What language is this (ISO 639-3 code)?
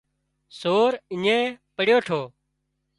kxp